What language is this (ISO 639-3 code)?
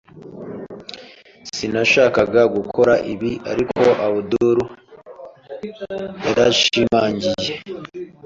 kin